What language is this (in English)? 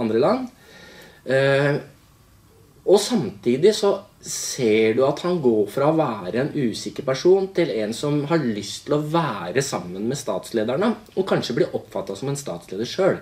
Norwegian